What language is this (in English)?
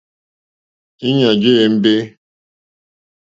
Mokpwe